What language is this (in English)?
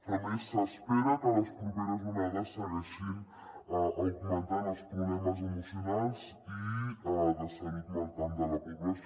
Catalan